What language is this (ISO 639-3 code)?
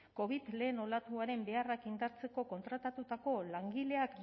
eus